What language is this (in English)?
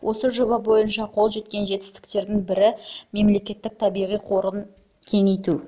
Kazakh